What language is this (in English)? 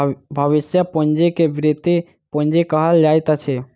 Maithili